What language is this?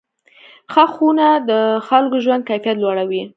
Pashto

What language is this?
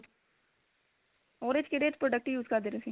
Punjabi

